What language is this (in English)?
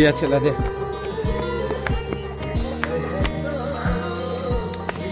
Korean